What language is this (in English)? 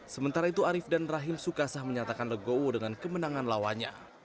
Indonesian